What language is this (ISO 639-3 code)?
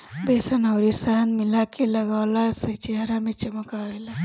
bho